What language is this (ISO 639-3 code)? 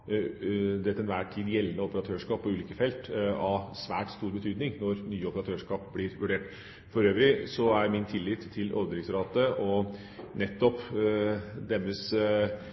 nob